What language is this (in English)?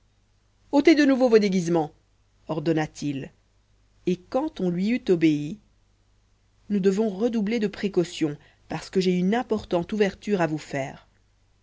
French